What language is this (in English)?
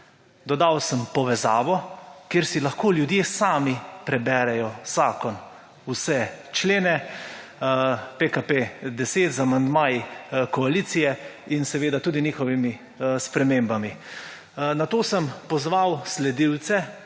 Slovenian